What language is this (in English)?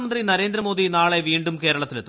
Malayalam